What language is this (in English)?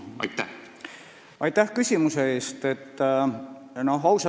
Estonian